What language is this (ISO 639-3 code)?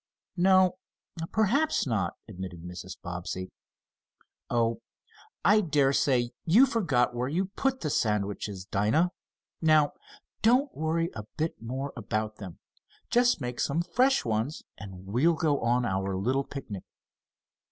eng